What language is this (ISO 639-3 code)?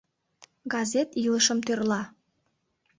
chm